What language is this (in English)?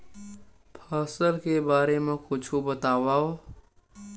Chhattisgarhi